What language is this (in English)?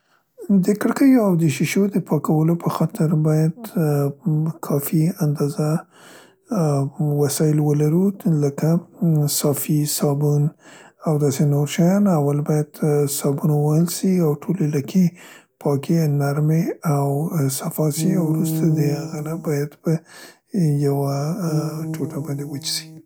Central Pashto